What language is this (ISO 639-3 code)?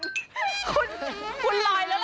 tha